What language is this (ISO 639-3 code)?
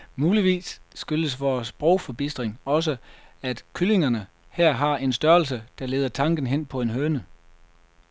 dan